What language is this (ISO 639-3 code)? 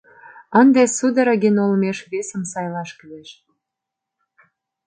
chm